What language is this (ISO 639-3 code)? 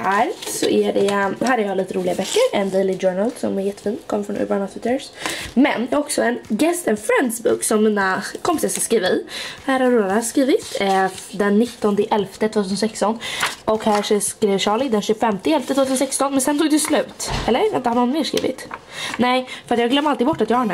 swe